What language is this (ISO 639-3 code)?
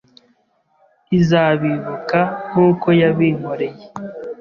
kin